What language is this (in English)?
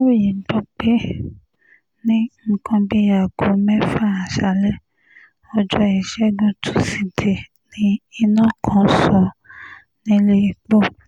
Yoruba